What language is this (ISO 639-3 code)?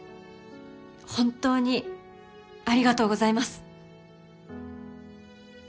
jpn